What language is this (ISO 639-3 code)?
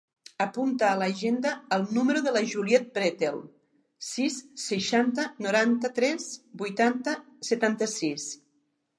cat